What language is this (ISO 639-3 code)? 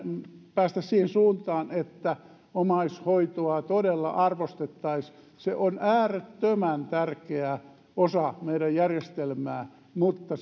fin